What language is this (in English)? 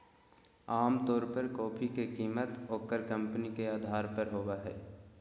Magahi